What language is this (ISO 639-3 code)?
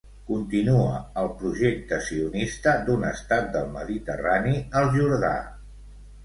cat